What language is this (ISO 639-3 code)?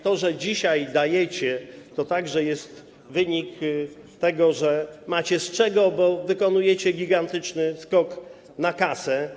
pol